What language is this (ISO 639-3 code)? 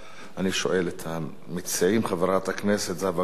heb